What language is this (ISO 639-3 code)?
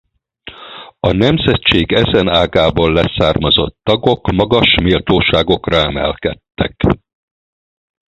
hun